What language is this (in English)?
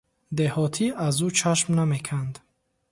Tajik